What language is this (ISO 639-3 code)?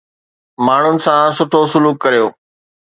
snd